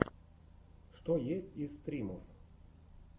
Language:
Russian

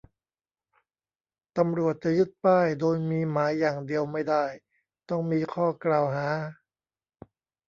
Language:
Thai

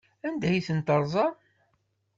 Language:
Kabyle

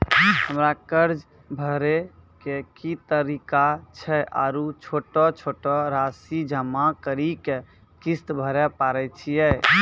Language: Maithili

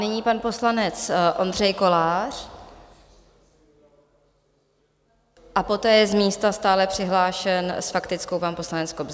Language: Czech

